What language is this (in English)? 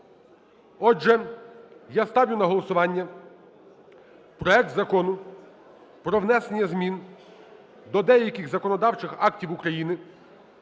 Ukrainian